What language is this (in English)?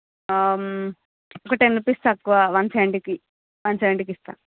Telugu